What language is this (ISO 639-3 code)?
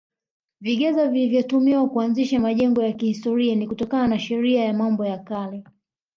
swa